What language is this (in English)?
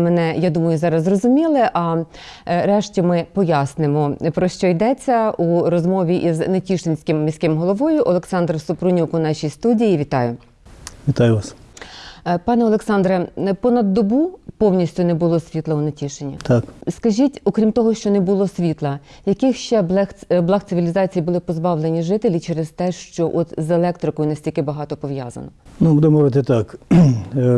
Ukrainian